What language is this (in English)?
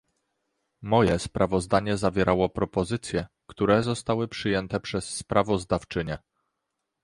Polish